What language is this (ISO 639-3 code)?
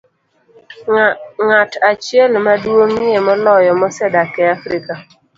luo